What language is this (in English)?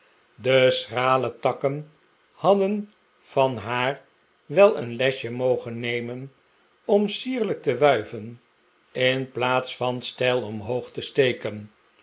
Dutch